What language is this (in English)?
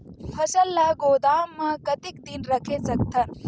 Chhattisgarhi